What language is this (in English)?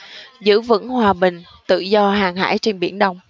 Vietnamese